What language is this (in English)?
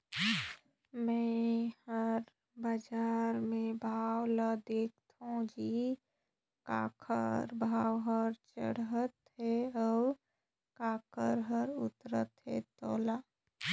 Chhattisgarhi